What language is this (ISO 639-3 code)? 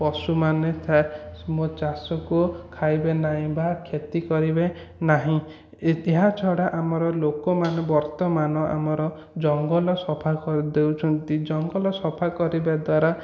ori